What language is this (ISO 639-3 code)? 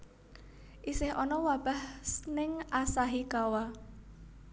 jav